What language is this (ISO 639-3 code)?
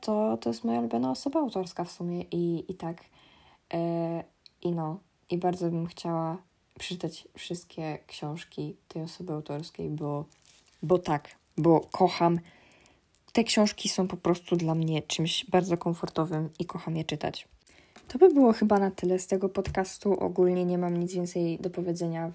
pol